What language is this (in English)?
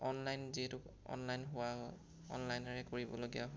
Assamese